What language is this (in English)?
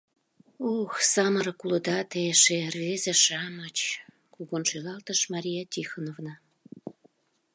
Mari